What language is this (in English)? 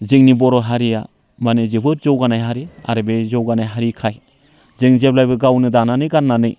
Bodo